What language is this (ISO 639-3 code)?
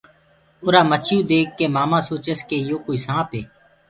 ggg